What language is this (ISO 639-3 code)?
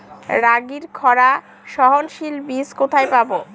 ben